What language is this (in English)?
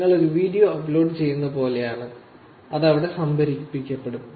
Malayalam